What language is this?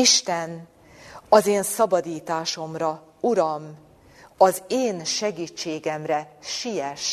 Hungarian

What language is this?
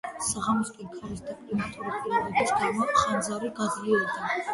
Georgian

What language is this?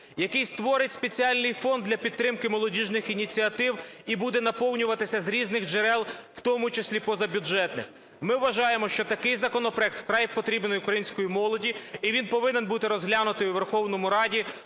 Ukrainian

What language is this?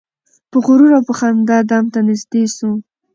Pashto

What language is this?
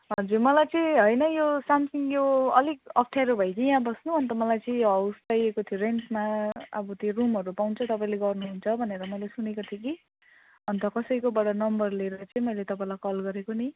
Nepali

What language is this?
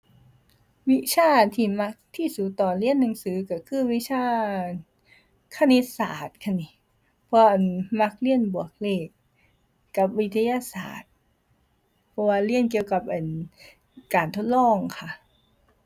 Thai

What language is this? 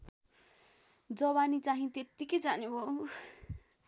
Nepali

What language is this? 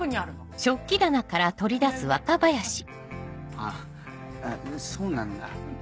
Japanese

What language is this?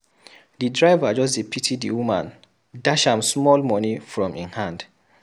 Nigerian Pidgin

